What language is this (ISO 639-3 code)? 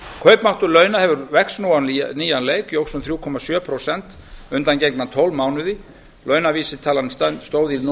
isl